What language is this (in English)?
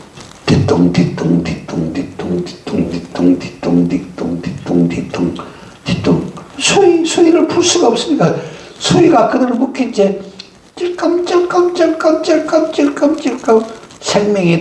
Korean